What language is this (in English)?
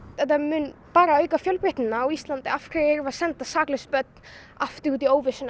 Icelandic